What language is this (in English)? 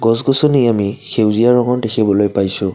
Assamese